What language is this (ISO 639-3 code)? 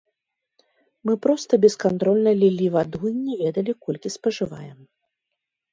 bel